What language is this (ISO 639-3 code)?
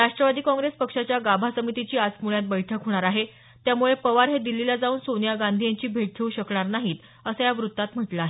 mar